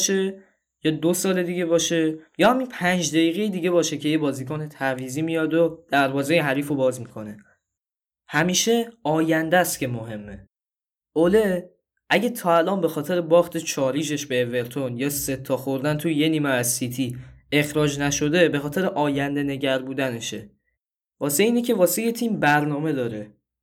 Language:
Persian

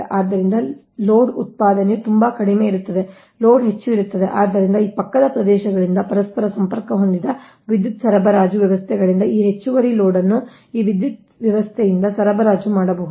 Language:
Kannada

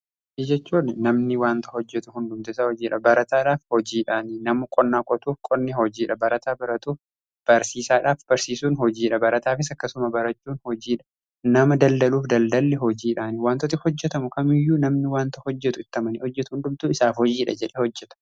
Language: Oromo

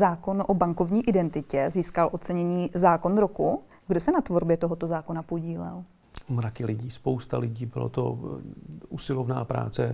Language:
Czech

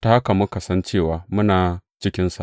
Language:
Hausa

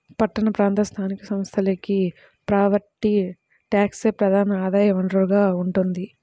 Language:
Telugu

